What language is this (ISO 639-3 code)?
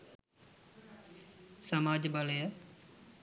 sin